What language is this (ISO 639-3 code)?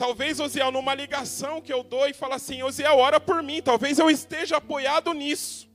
por